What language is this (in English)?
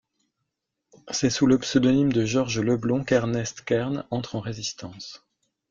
French